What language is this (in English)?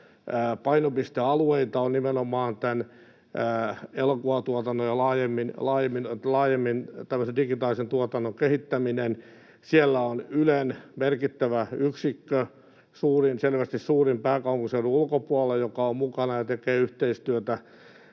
Finnish